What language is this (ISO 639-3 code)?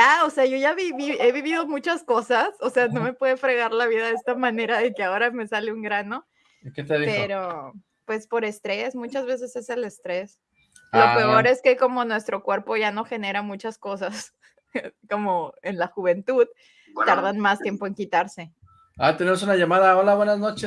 spa